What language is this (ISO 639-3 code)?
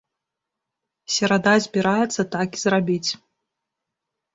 bel